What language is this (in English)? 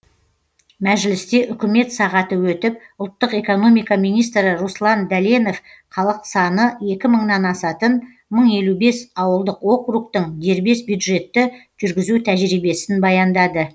Kazakh